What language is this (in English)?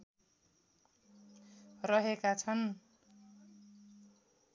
Nepali